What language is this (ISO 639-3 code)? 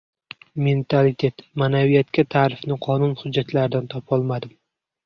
uzb